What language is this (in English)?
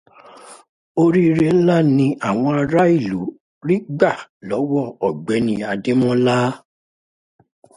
Yoruba